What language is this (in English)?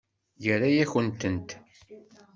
Kabyle